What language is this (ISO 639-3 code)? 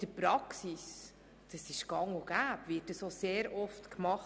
gsw